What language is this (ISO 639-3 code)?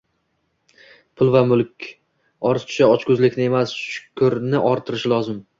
uzb